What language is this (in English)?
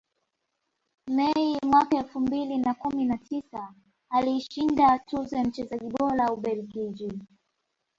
Swahili